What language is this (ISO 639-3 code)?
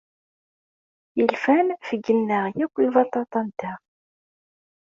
kab